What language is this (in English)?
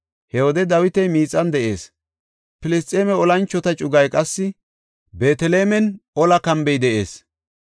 Gofa